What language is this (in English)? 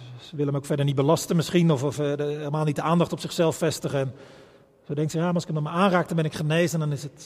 Dutch